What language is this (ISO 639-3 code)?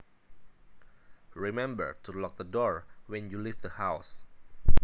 jav